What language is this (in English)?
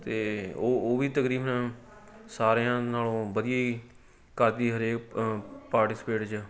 Punjabi